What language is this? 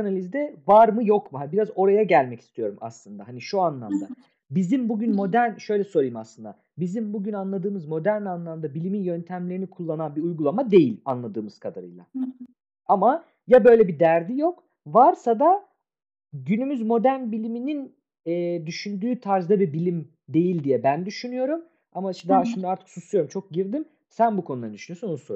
Turkish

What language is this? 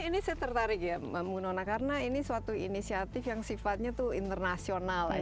Indonesian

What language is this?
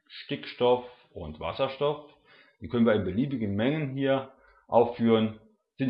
German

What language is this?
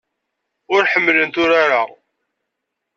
Kabyle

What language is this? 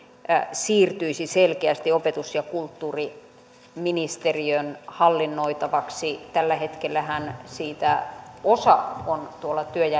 Finnish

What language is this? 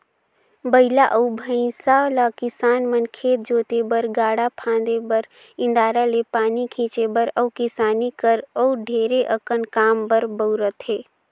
Chhattisgarhi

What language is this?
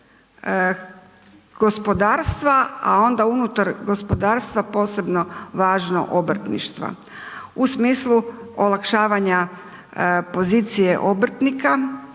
Croatian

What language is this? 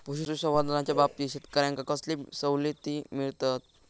Marathi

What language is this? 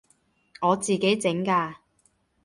Cantonese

